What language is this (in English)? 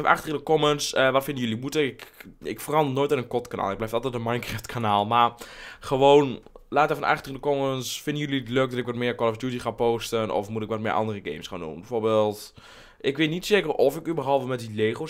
Dutch